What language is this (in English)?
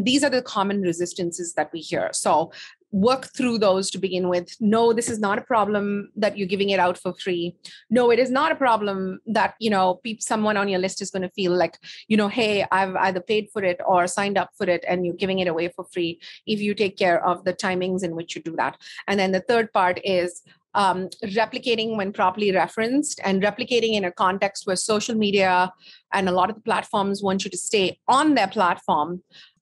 English